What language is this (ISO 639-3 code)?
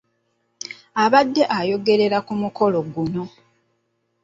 lug